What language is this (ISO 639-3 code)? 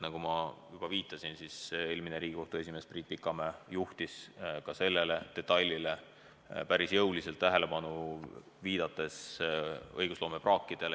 est